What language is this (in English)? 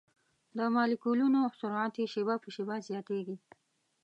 Pashto